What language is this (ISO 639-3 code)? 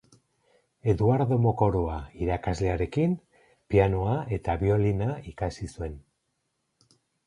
eus